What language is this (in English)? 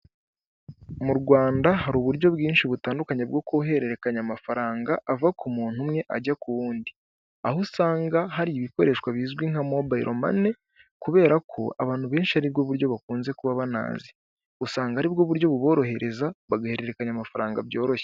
Kinyarwanda